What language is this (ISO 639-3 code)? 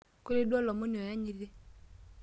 mas